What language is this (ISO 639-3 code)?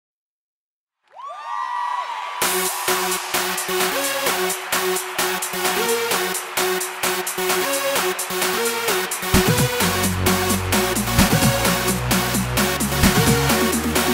ara